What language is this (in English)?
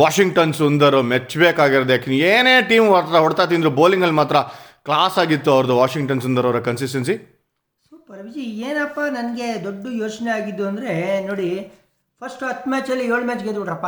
Kannada